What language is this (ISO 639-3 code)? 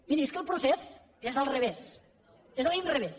cat